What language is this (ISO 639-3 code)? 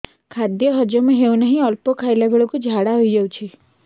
ori